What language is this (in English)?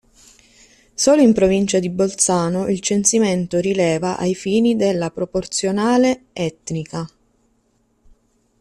Italian